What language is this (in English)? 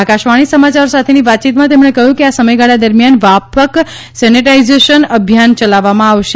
Gujarati